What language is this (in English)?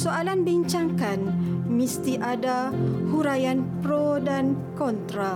Malay